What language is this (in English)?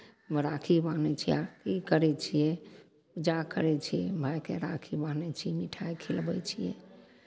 Maithili